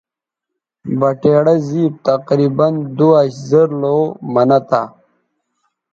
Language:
Bateri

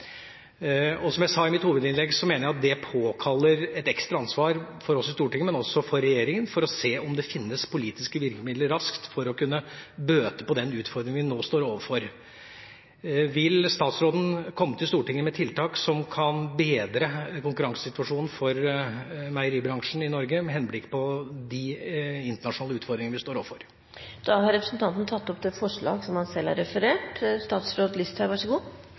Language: Norwegian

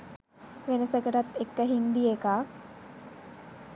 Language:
Sinhala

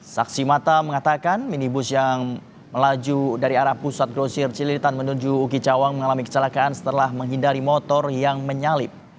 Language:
Indonesian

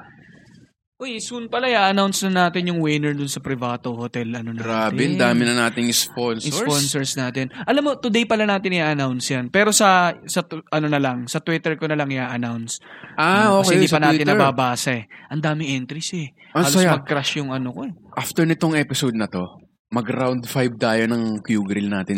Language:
Filipino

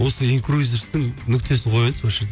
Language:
Kazakh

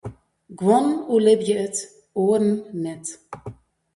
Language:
Western Frisian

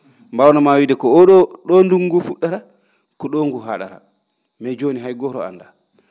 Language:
Fula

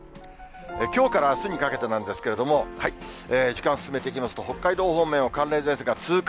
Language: Japanese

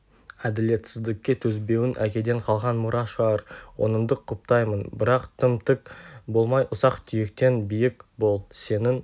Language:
Kazakh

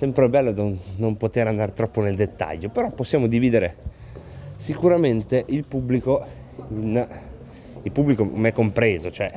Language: Italian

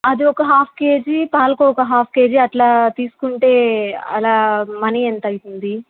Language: Telugu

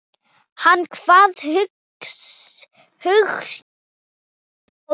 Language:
Icelandic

